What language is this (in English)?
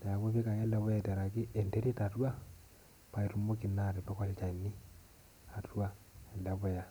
Masai